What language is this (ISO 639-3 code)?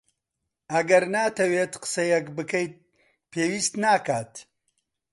ckb